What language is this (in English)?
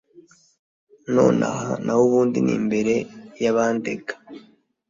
Kinyarwanda